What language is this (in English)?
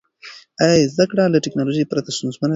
Pashto